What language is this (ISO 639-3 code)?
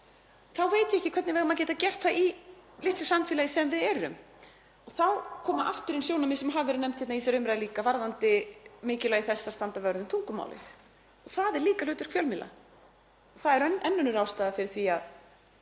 isl